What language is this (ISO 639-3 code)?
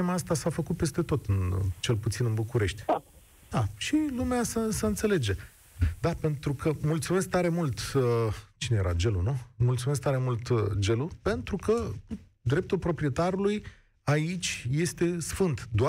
ron